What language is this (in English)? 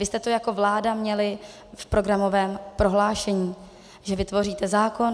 Czech